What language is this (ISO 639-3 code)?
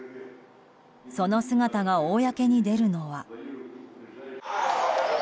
jpn